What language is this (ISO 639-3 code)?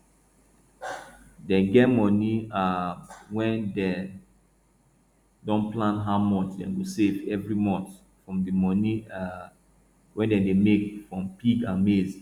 pcm